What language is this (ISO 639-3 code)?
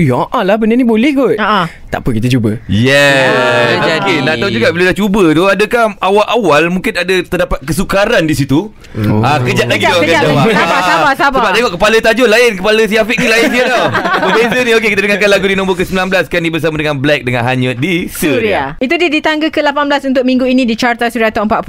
msa